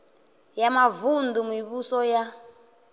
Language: Venda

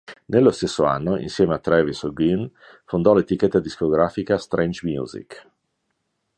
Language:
Italian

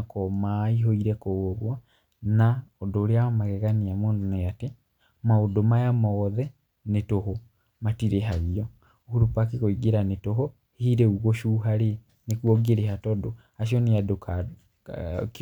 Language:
Kikuyu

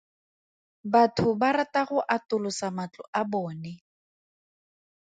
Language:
Tswana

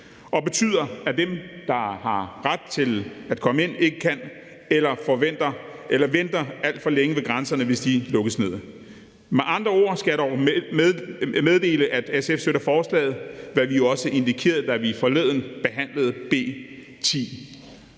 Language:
Danish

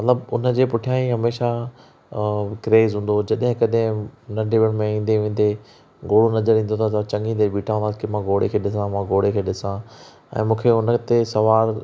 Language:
Sindhi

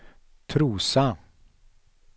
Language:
Swedish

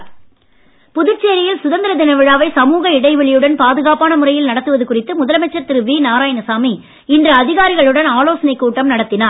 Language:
Tamil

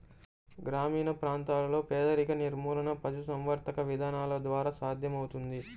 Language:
Telugu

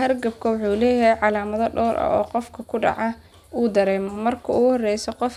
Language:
Somali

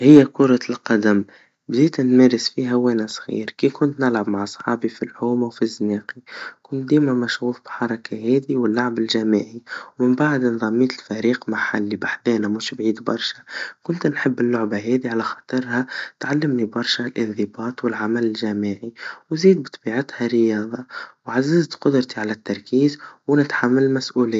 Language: Tunisian Arabic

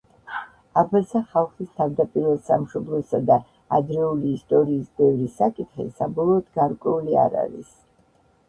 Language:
Georgian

